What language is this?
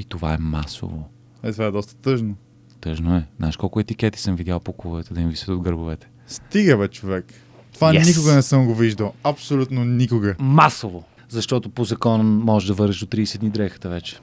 Bulgarian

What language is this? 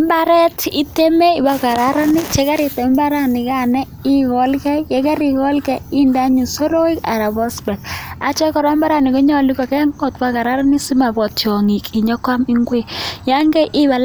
Kalenjin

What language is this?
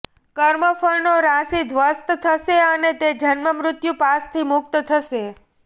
Gujarati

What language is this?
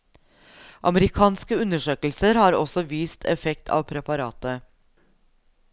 Norwegian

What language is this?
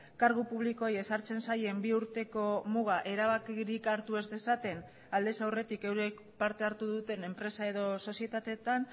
Basque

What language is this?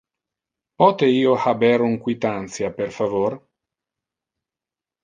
Interlingua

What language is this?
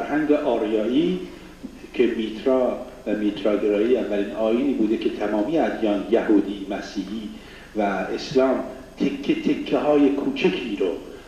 Persian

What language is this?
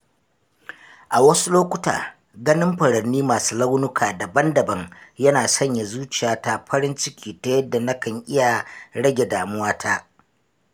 Hausa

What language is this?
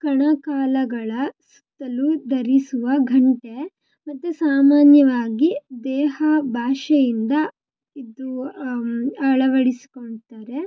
Kannada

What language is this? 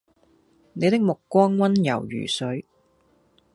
Cantonese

